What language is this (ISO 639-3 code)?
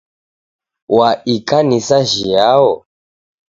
dav